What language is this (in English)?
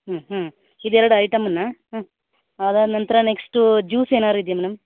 Kannada